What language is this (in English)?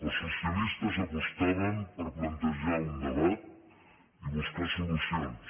Catalan